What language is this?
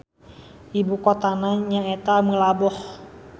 Sundanese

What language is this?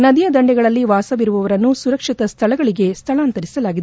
Kannada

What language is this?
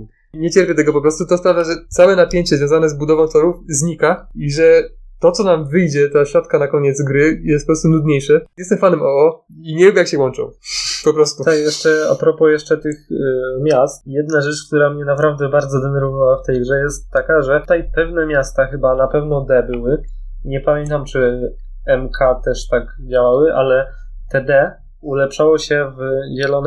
Polish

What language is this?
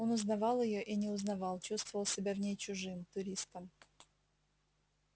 Russian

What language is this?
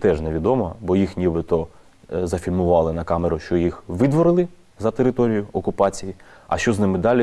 Ukrainian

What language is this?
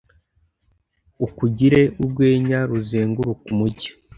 Kinyarwanda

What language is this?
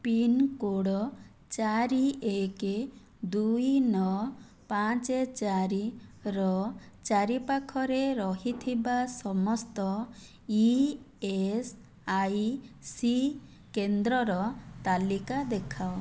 Odia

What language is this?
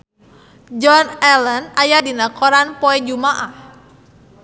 Sundanese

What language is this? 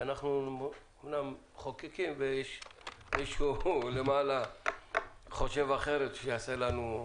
Hebrew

